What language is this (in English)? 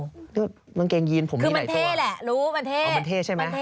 Thai